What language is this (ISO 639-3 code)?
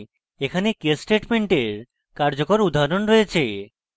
ben